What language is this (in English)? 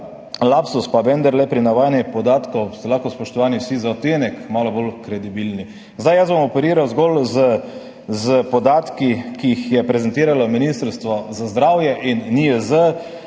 Slovenian